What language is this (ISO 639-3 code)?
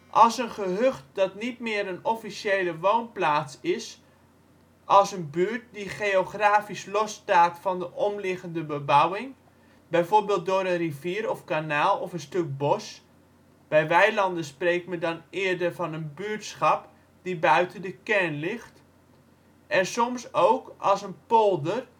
nld